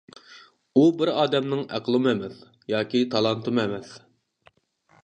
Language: Uyghur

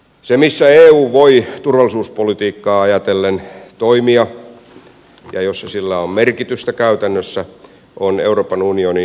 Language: Finnish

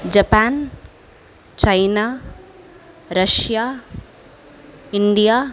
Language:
Sanskrit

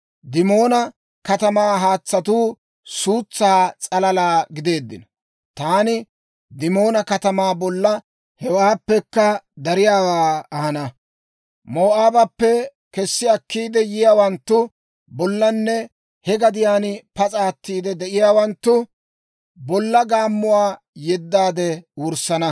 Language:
Dawro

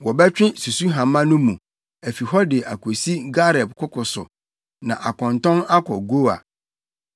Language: Akan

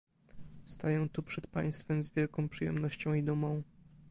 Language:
Polish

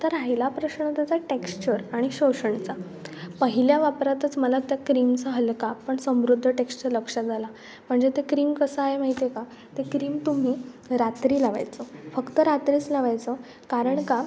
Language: Marathi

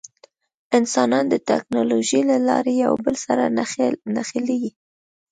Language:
Pashto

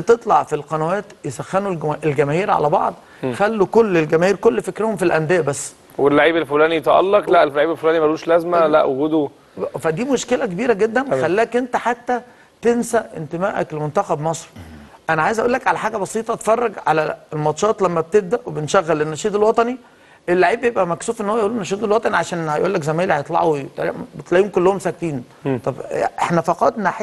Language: Arabic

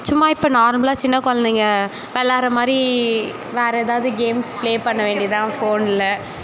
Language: Tamil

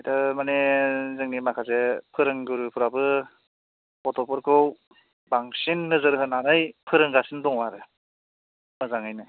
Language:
Bodo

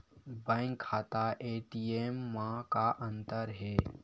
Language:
Chhattisgarhi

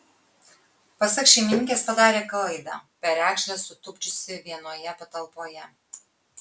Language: Lithuanian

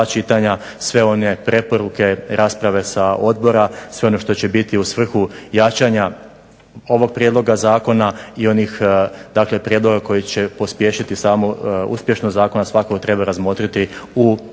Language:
Croatian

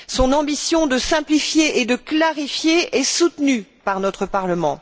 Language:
French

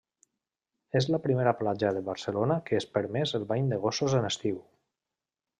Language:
Catalan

